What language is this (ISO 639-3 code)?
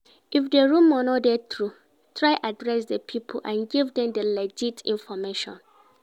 pcm